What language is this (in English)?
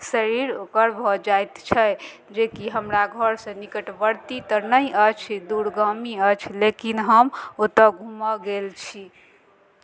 Maithili